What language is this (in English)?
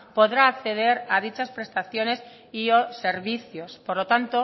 Spanish